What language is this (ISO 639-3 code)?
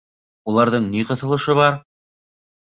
bak